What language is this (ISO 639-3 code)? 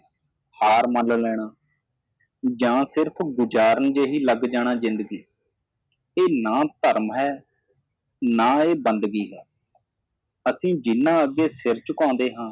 pan